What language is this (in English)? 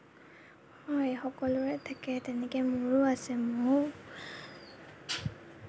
Assamese